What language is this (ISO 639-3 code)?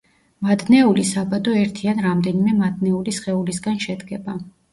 kat